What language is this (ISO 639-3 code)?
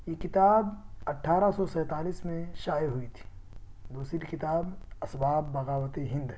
urd